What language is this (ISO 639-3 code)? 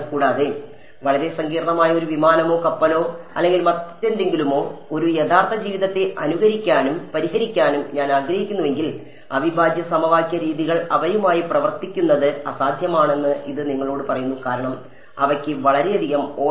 mal